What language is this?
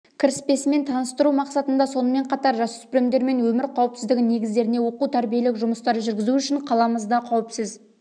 Kazakh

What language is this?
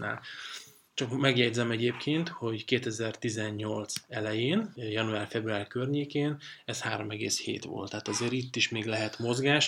Hungarian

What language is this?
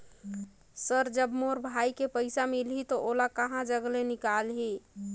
Chhattisgarhi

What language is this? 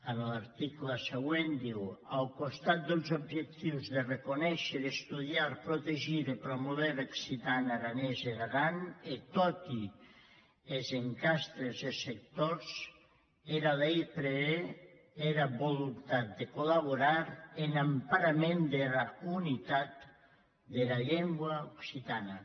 Catalan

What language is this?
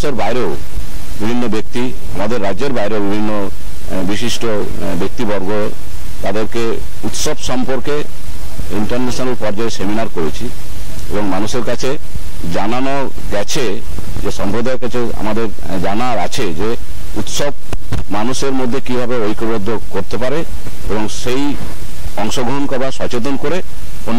Turkish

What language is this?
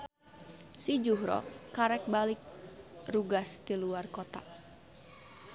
Sundanese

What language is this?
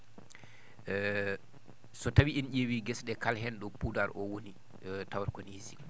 Fula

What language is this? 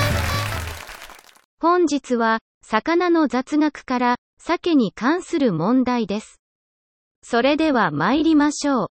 Japanese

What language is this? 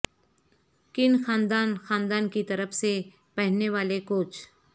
Urdu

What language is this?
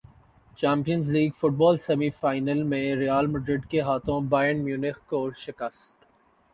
Urdu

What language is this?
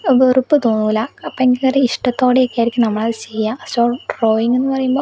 Malayalam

